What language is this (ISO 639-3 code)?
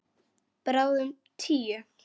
isl